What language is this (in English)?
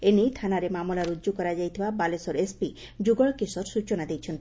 Odia